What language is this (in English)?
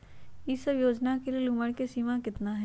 Magahi